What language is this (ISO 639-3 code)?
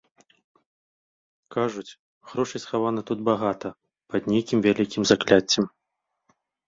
bel